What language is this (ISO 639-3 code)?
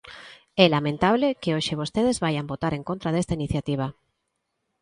glg